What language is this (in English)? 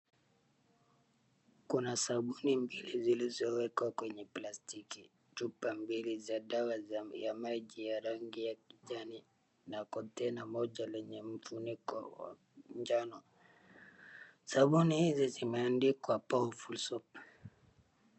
Swahili